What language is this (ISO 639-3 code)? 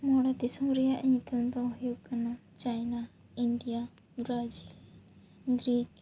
sat